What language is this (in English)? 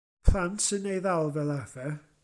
Welsh